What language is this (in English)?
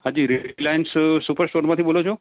Gujarati